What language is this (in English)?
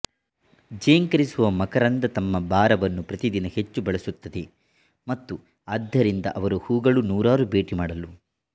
Kannada